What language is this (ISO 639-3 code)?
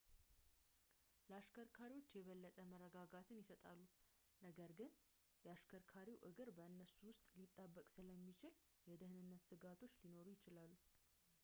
amh